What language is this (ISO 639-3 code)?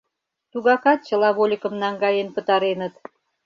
chm